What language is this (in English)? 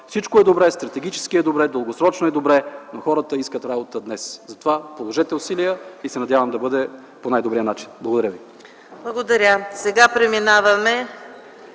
Bulgarian